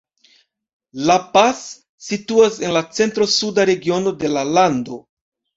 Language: Esperanto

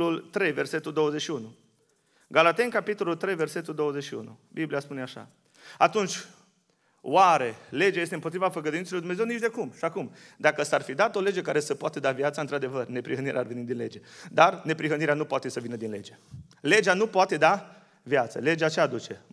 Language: Romanian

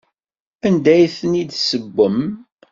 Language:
Kabyle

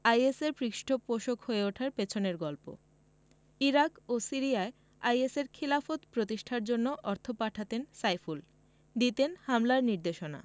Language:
Bangla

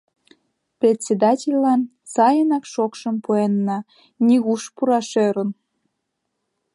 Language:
Mari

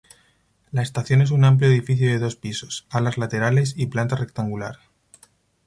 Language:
Spanish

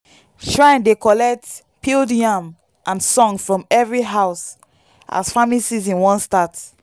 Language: Nigerian Pidgin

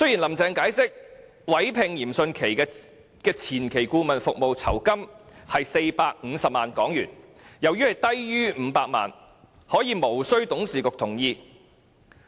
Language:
Cantonese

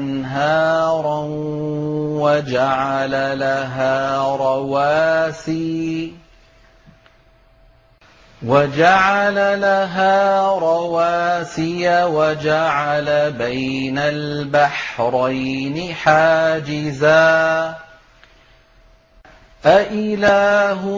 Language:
Arabic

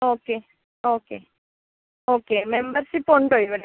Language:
Malayalam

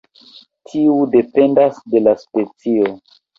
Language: Esperanto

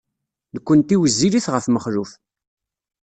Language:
Kabyle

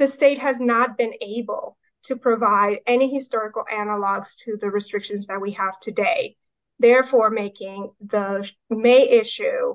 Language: English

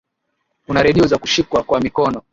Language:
Swahili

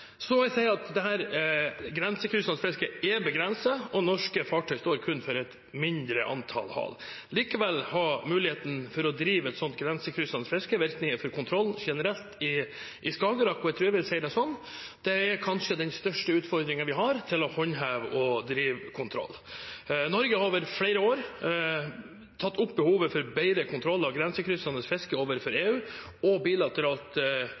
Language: Norwegian Bokmål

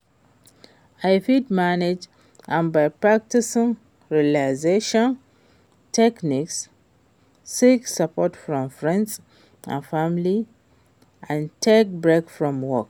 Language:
Nigerian Pidgin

